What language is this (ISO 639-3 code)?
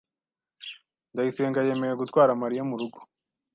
kin